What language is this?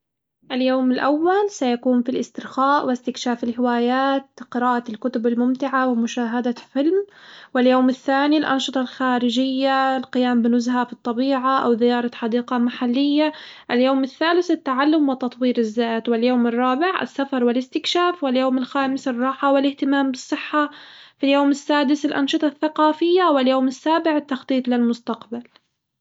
Hijazi Arabic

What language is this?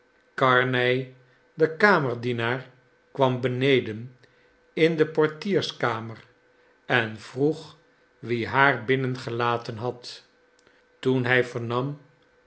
Dutch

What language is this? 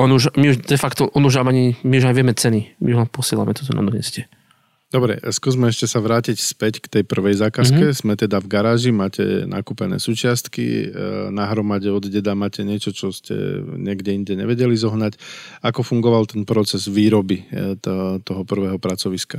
Slovak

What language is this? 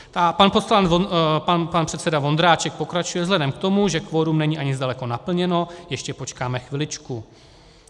Czech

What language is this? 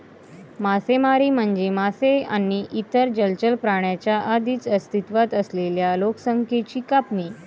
Marathi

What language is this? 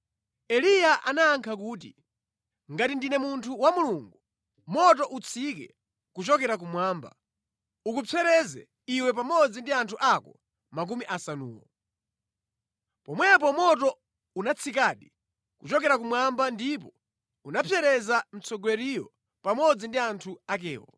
Nyanja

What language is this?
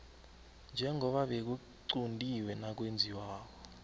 South Ndebele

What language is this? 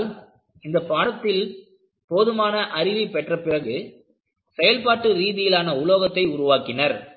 Tamil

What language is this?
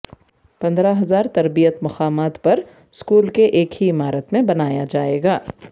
Urdu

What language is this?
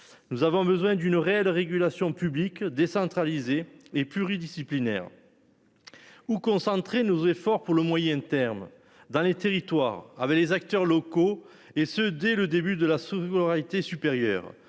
French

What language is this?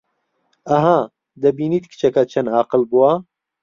Central Kurdish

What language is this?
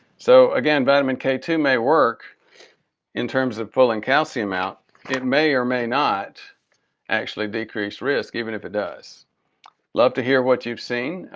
English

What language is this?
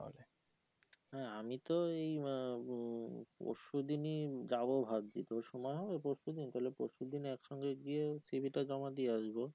Bangla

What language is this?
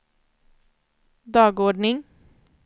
Swedish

